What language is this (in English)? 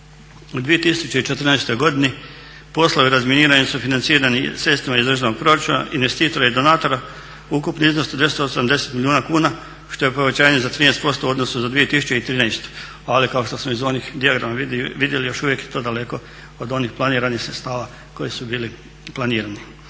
Croatian